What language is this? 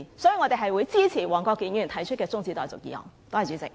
Cantonese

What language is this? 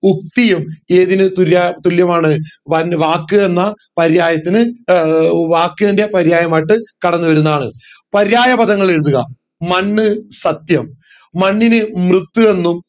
Malayalam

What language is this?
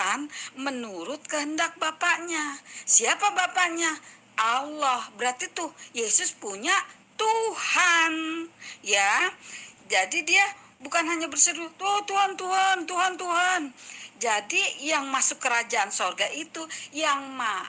Indonesian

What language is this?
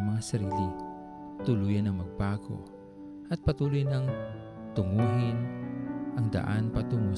Filipino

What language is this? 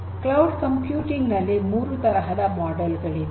Kannada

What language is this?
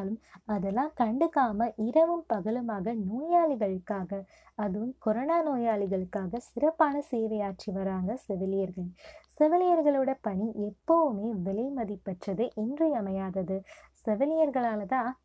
Tamil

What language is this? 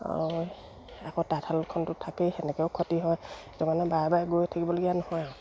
Assamese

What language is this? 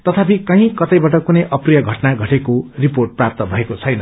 Nepali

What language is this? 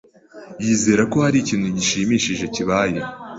Kinyarwanda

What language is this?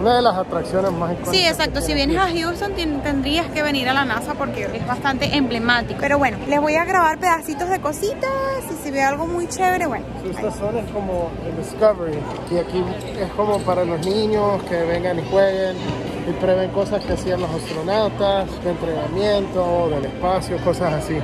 Spanish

